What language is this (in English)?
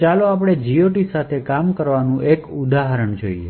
Gujarati